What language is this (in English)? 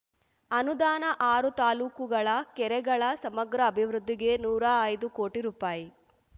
Kannada